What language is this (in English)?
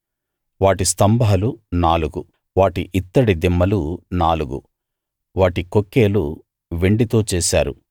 Telugu